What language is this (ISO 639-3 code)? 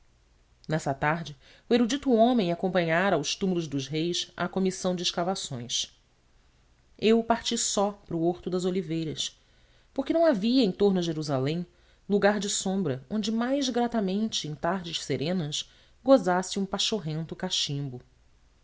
por